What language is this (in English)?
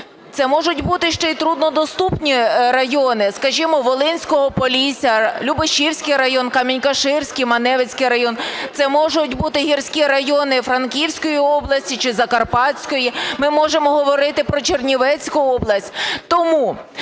Ukrainian